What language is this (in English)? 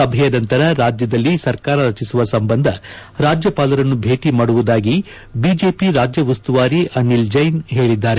Kannada